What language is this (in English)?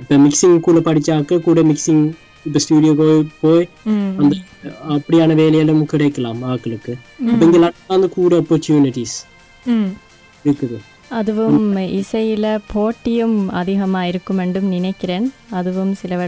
Tamil